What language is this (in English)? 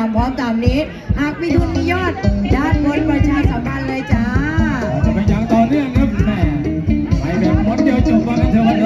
Thai